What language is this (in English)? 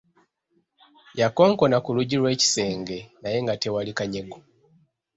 Ganda